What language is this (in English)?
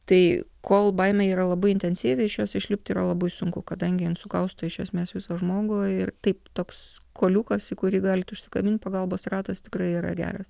Lithuanian